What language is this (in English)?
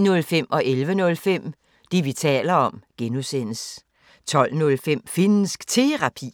Danish